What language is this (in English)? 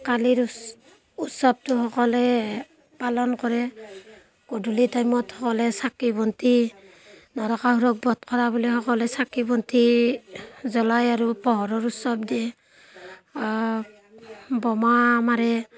Assamese